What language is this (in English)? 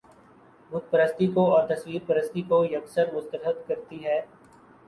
Urdu